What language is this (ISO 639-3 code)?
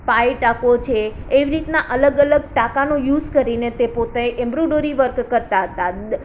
guj